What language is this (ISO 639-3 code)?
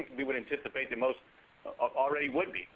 eng